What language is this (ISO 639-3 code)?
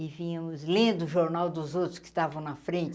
por